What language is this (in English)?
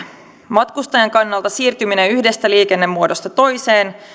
Finnish